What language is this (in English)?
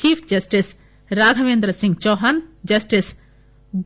Telugu